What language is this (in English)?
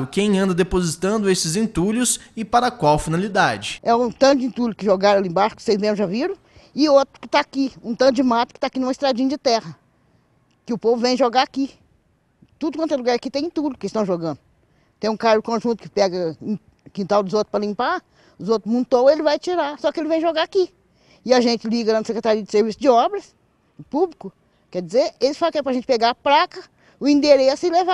Portuguese